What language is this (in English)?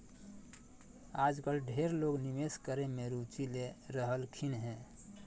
Magahi